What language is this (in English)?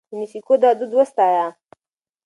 Pashto